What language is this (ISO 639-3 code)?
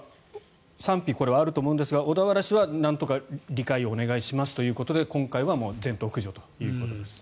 jpn